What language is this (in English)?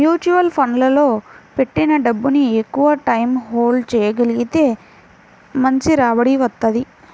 Telugu